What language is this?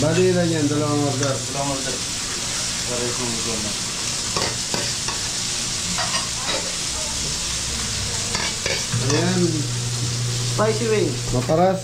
Filipino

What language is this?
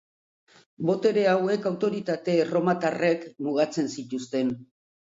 Basque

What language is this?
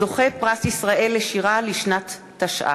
Hebrew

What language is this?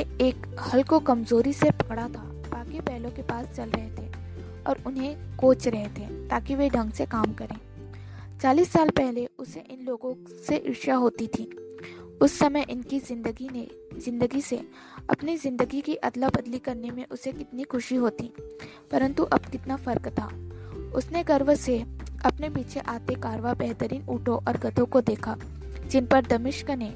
Hindi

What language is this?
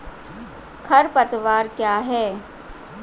Hindi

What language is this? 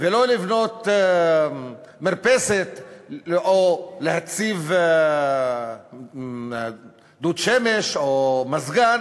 Hebrew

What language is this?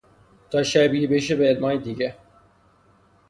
Persian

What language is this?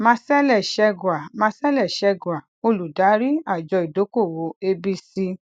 Yoruba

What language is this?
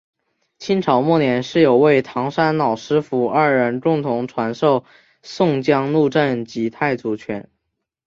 Chinese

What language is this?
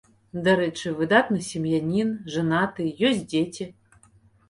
Belarusian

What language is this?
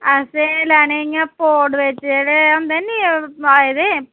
Dogri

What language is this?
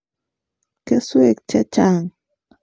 Kalenjin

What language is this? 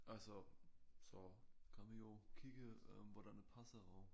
Danish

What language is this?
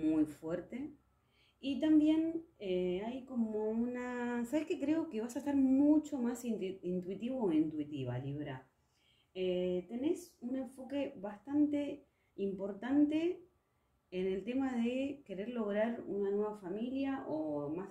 Spanish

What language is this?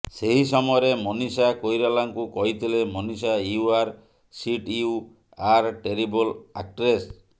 Odia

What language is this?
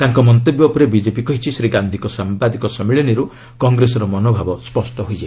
Odia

